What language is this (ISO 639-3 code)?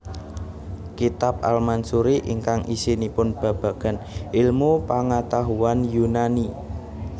jav